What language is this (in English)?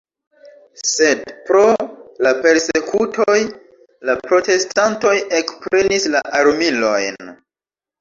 Esperanto